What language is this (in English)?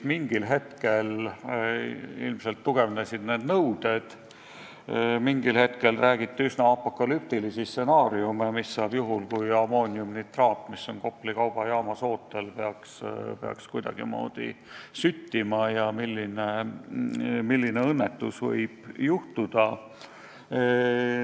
Estonian